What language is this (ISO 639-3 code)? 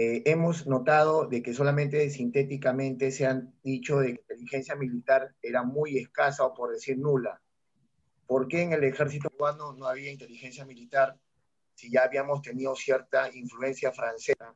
spa